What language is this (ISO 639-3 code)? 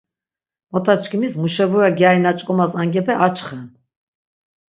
lzz